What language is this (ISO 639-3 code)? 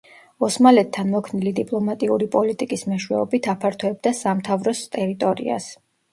kat